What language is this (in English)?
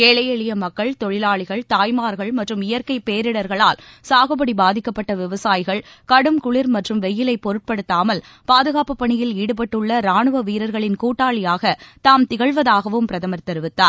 Tamil